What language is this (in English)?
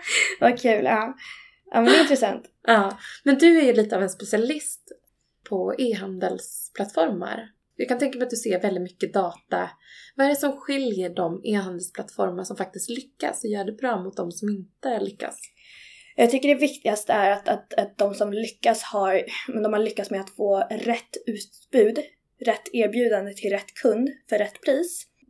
Swedish